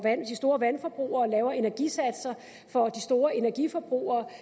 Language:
Danish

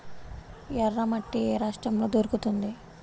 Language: Telugu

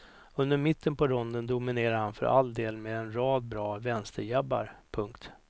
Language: Swedish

